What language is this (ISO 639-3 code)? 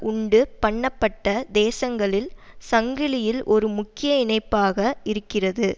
tam